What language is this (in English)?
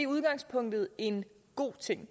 Danish